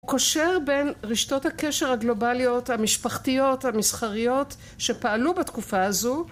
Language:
Hebrew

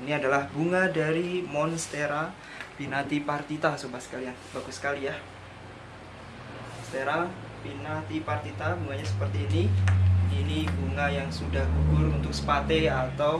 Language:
Indonesian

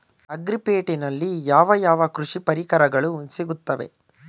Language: Kannada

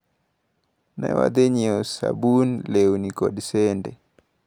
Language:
Luo (Kenya and Tanzania)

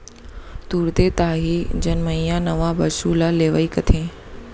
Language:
Chhattisgarhi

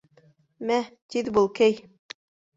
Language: Bashkir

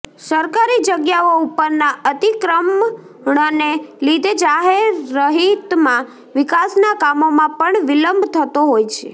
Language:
Gujarati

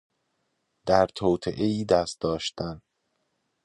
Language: Persian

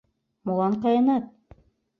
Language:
Mari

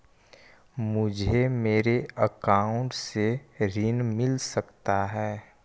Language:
Magahi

